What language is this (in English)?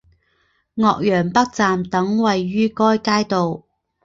Chinese